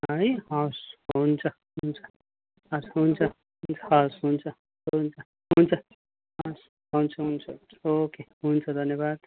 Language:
Nepali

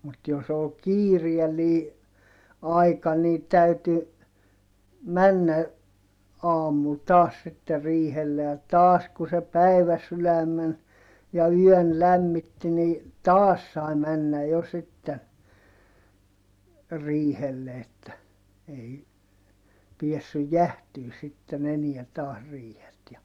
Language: Finnish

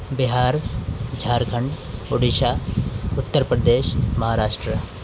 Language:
Urdu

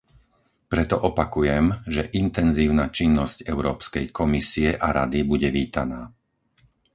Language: Slovak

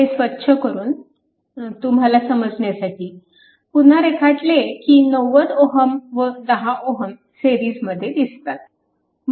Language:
Marathi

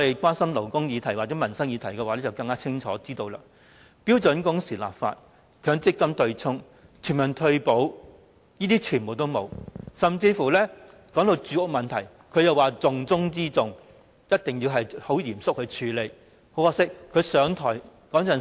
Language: Cantonese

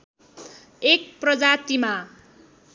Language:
Nepali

